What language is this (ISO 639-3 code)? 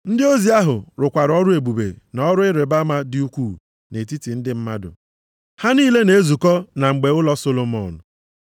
ibo